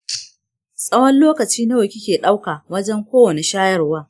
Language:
Hausa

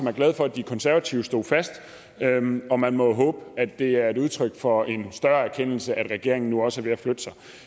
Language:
Danish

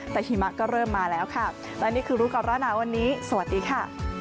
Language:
Thai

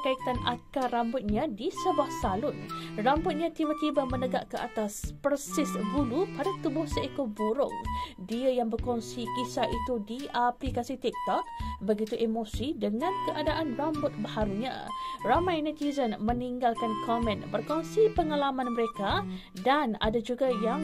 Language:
Malay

